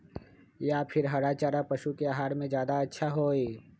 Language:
Magahi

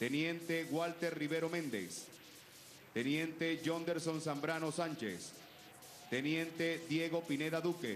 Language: Spanish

